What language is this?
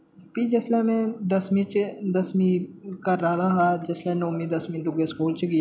Dogri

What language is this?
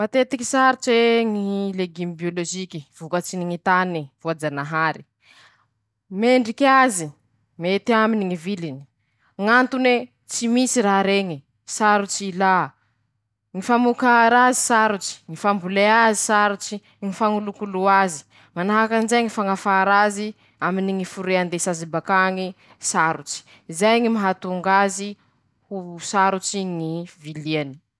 Masikoro Malagasy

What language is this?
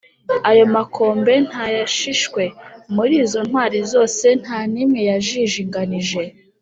Kinyarwanda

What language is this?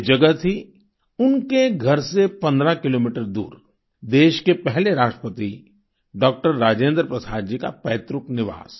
Hindi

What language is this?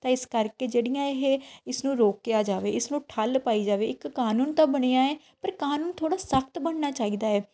Punjabi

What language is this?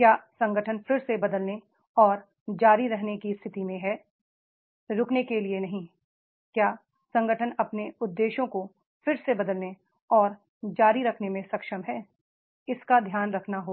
Hindi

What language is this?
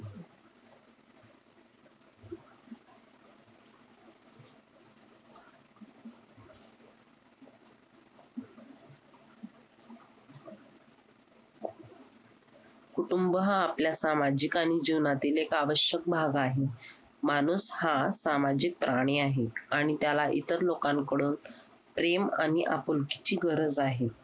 Marathi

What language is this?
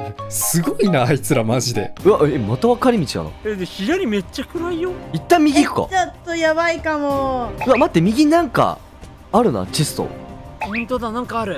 Japanese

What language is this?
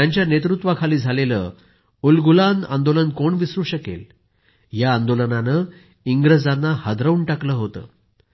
Marathi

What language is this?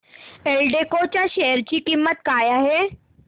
Marathi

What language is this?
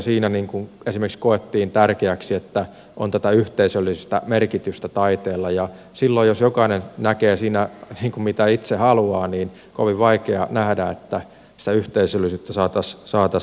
Finnish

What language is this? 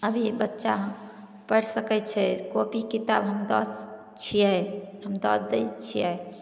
Maithili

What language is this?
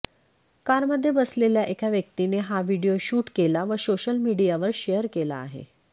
Marathi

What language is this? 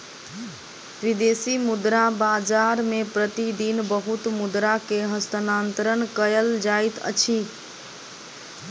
Maithili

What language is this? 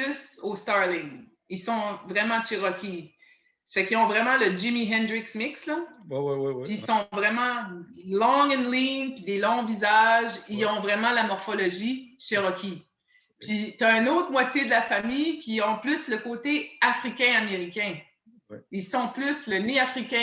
French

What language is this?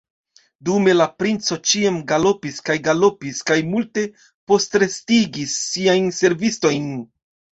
Esperanto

